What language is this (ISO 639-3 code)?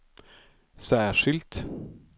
swe